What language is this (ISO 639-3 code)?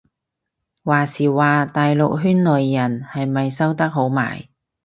yue